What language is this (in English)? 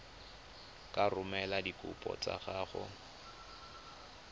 Tswana